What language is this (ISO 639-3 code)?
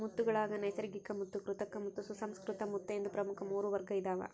kan